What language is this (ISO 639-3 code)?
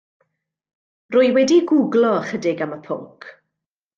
cym